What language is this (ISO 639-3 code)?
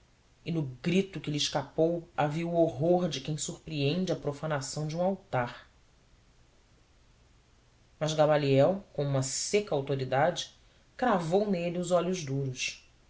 por